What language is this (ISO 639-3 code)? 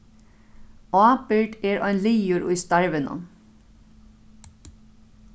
fao